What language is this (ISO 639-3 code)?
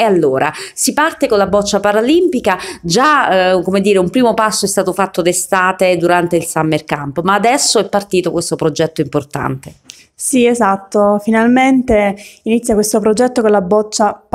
ita